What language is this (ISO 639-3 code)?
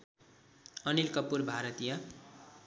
nep